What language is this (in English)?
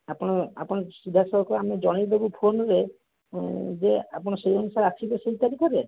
Odia